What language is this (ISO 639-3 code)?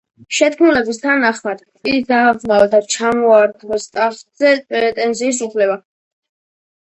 kat